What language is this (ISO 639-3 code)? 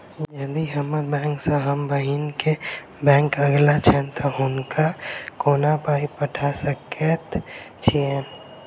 mai